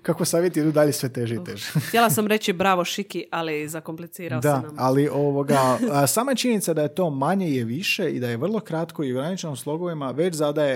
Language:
Croatian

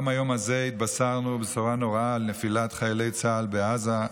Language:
Hebrew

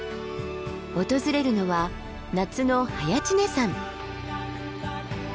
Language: Japanese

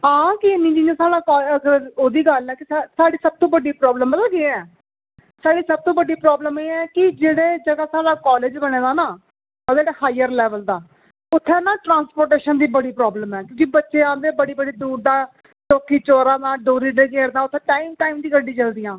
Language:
Dogri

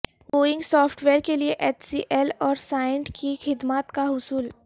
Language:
Urdu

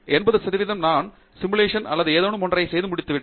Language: Tamil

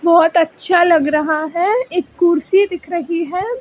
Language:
Hindi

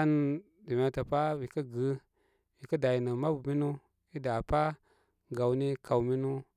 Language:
Koma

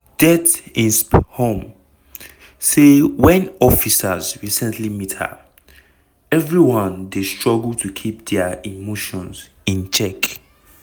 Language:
Nigerian Pidgin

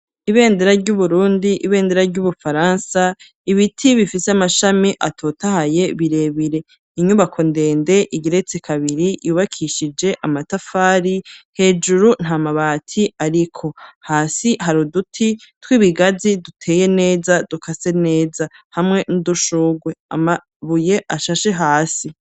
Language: Rundi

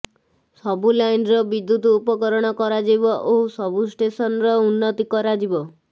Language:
Odia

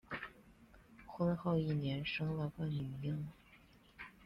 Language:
Chinese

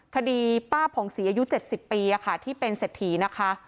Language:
Thai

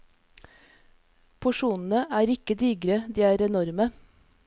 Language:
Norwegian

